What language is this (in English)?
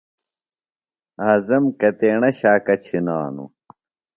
Phalura